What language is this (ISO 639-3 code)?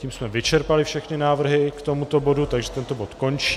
ces